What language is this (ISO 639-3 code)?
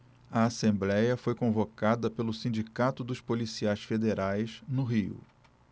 por